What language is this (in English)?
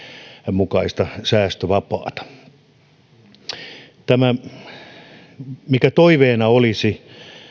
Finnish